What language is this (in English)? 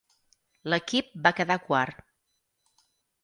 Catalan